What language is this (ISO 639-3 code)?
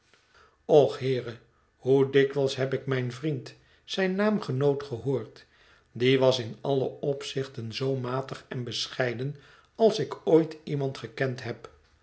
nld